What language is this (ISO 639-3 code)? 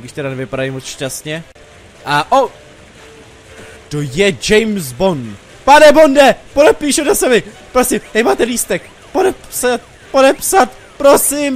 ces